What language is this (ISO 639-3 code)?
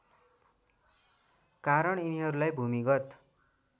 nep